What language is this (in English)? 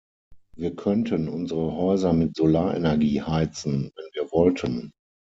German